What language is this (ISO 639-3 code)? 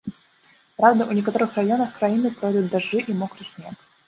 bel